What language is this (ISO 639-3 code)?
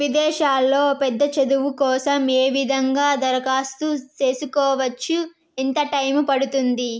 tel